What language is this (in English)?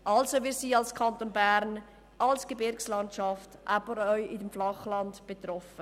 Swiss German